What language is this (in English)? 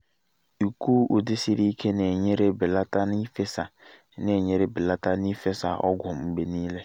Igbo